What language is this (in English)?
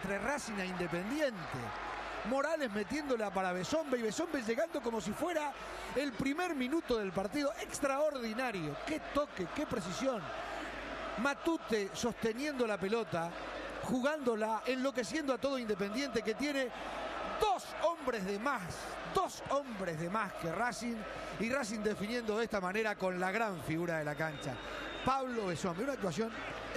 Spanish